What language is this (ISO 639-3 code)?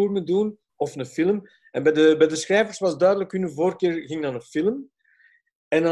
nld